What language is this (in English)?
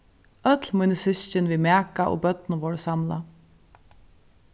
Faroese